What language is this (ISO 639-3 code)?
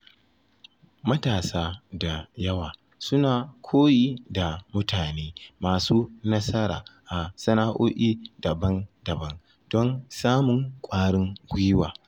hau